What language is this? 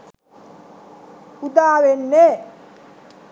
Sinhala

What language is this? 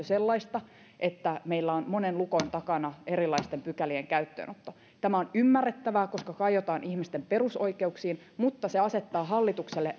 Finnish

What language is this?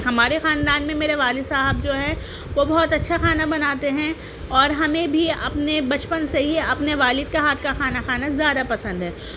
Urdu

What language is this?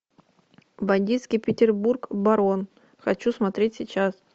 Russian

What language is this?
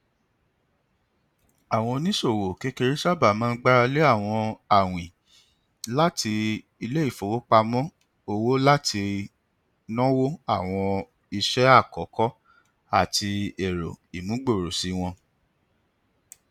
Yoruba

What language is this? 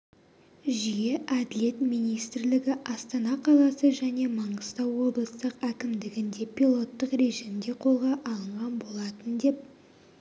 Kazakh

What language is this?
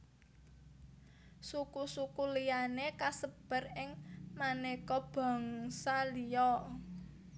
Javanese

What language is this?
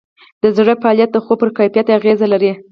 Pashto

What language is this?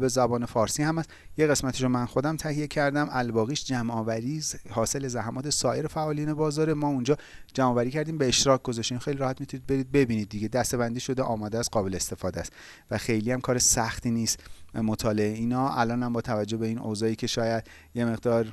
Persian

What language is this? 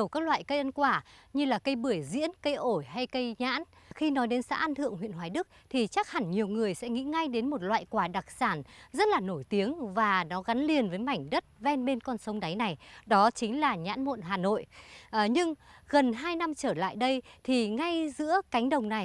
Vietnamese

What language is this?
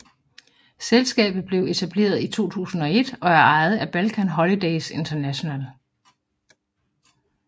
Danish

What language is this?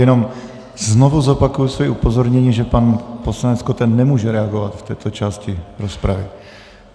Czech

